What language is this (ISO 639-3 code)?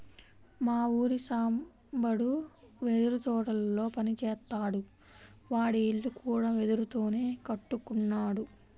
tel